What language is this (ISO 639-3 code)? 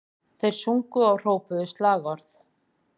isl